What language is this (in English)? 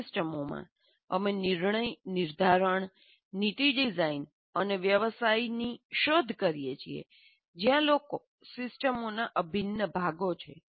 Gujarati